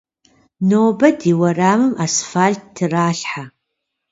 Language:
Kabardian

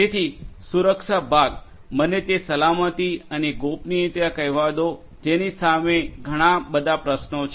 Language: Gujarati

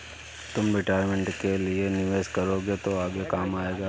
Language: Hindi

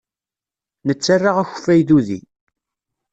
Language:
Kabyle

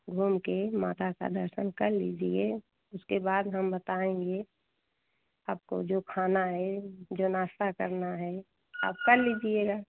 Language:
Hindi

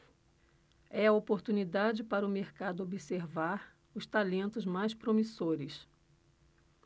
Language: Portuguese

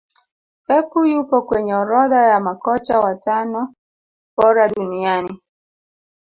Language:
Swahili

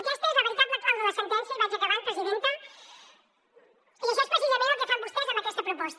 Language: Catalan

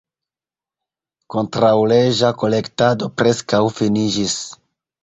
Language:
Esperanto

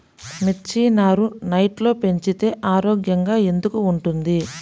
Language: Telugu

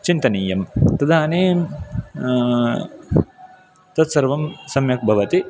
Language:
Sanskrit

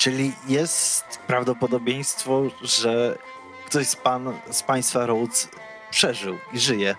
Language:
Polish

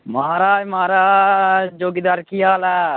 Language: Dogri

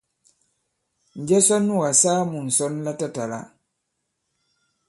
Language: Bankon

